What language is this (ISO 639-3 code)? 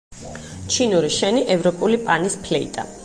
kat